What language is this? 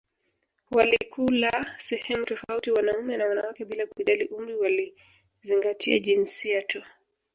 Swahili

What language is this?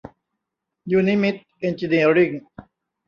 Thai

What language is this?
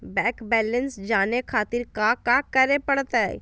Magahi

